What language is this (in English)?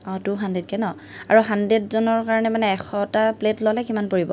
Assamese